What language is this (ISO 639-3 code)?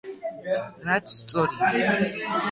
kat